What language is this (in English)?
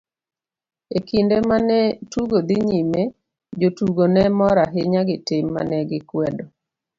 Luo (Kenya and Tanzania)